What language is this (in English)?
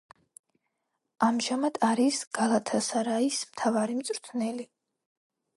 Georgian